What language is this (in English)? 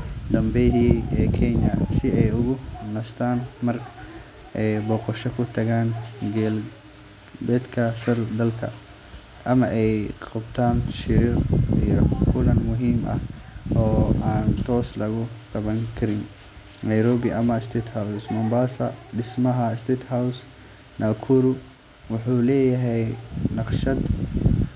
Somali